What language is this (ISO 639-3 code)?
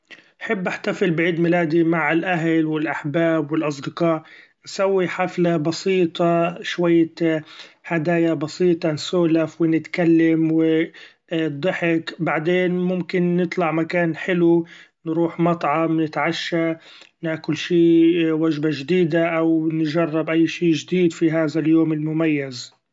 afb